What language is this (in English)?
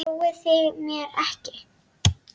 Icelandic